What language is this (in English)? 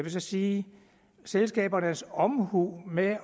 Danish